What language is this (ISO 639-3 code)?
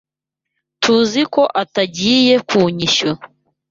kin